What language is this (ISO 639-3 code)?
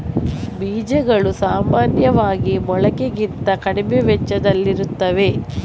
kan